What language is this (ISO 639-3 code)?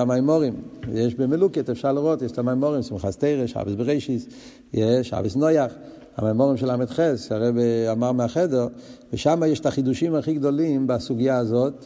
heb